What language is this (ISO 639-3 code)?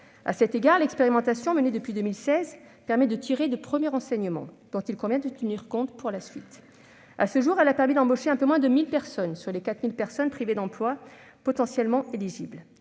fra